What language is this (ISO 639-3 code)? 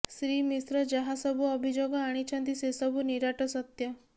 ori